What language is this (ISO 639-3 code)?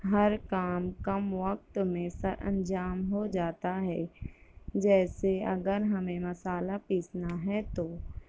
urd